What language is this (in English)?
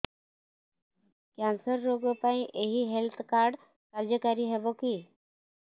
Odia